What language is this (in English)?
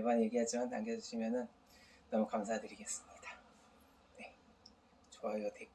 Korean